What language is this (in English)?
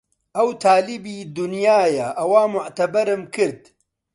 Central Kurdish